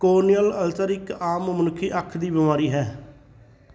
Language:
Punjabi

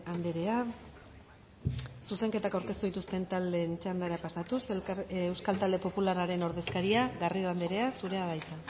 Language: Basque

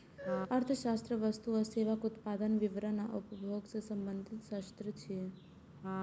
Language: Maithili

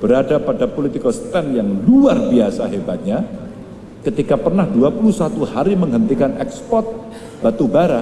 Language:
Indonesian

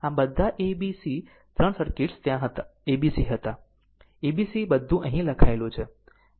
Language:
Gujarati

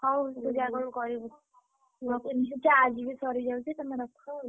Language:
Odia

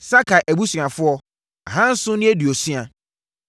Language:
Akan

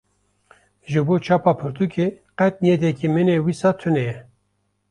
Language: Kurdish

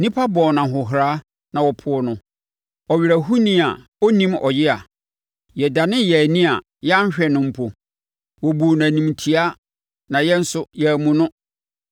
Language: Akan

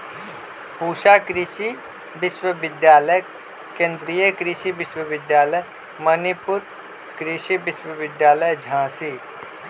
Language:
Magahi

